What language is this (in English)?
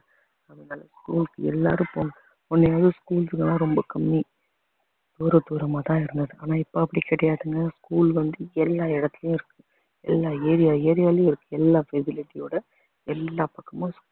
Tamil